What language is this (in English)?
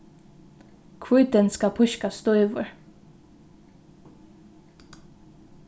Faroese